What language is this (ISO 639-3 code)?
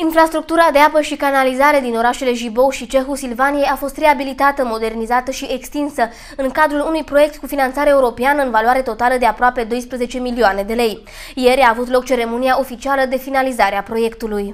ron